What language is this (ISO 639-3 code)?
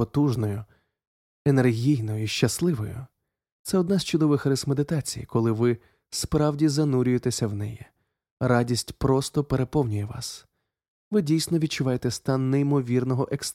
ukr